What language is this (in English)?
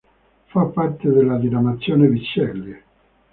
Italian